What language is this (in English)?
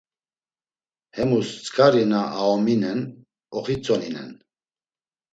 Laz